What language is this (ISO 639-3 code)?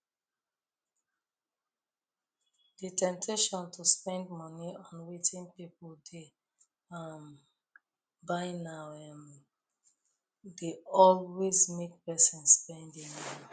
pcm